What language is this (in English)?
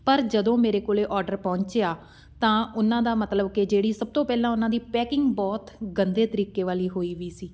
Punjabi